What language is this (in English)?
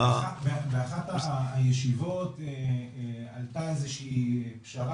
Hebrew